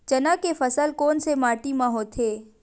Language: Chhattisgarhi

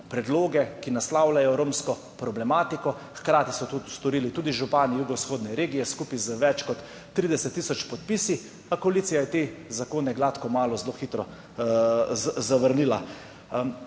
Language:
Slovenian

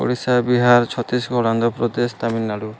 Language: Odia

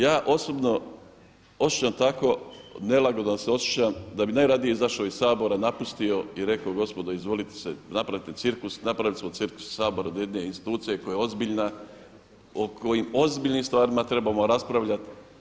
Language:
Croatian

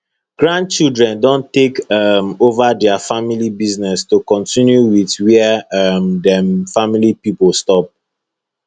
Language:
Nigerian Pidgin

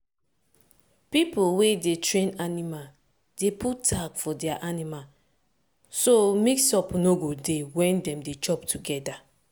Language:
Nigerian Pidgin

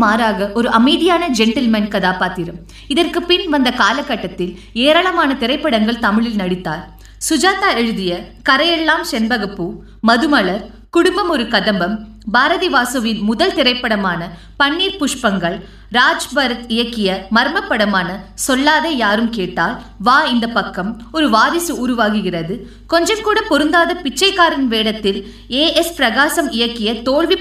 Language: Tamil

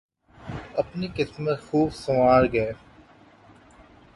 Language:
Urdu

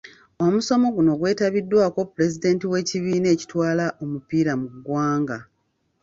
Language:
Ganda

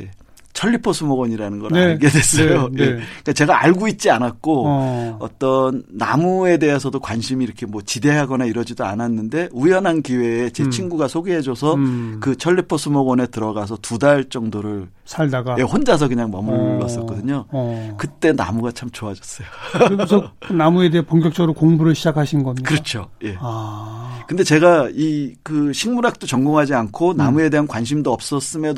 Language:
Korean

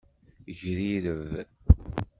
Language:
Kabyle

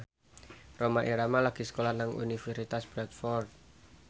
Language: Javanese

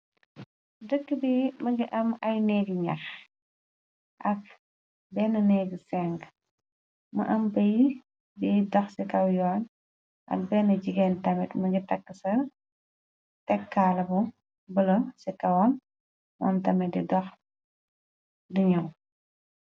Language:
Wolof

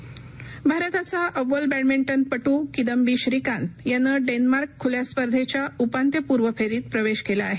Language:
Marathi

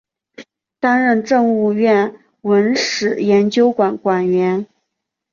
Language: Chinese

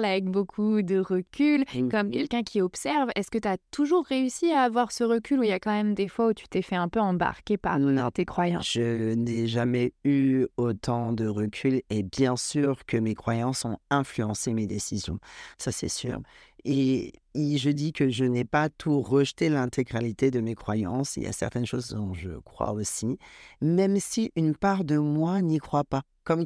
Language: French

